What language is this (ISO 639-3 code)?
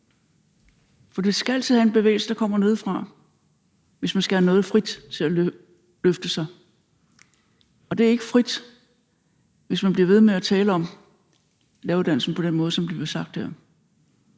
dan